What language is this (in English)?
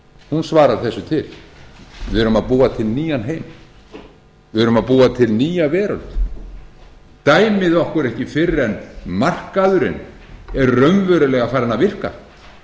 Icelandic